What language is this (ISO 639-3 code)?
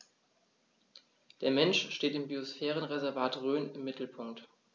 deu